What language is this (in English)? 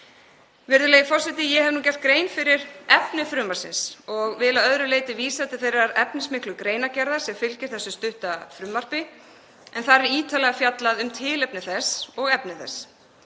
Icelandic